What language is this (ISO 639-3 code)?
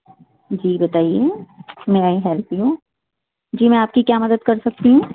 urd